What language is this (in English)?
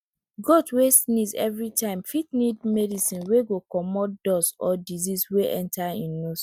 Nigerian Pidgin